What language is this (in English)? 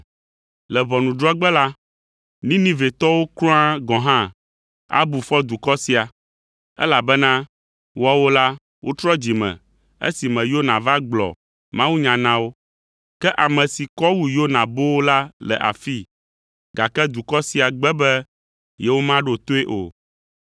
Ewe